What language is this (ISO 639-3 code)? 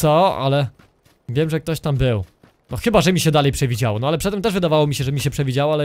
pol